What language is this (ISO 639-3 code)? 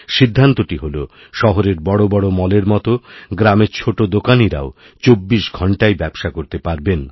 ben